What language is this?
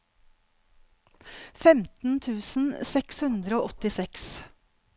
Norwegian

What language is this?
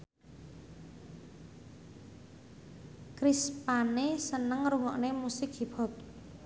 Javanese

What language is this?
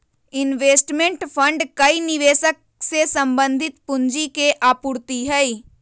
Magahi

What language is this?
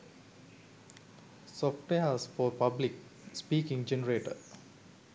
Sinhala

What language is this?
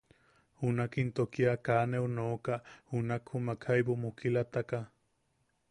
Yaqui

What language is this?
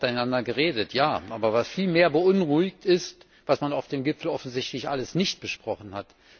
German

